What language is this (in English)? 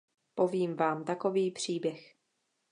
Czech